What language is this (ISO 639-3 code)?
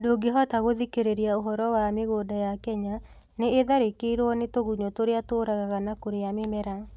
kik